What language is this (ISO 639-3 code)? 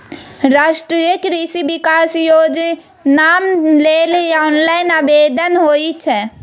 mai